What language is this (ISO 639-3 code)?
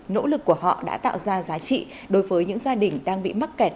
vie